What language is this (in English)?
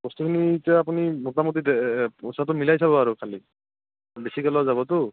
Assamese